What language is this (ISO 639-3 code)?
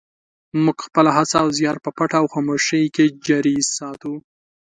pus